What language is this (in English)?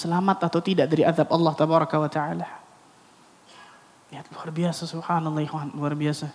Indonesian